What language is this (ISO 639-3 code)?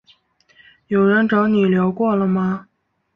zho